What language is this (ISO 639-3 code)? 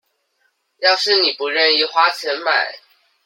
zho